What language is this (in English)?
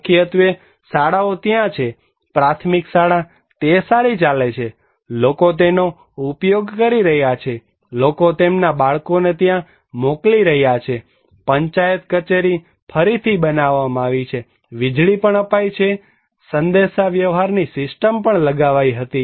Gujarati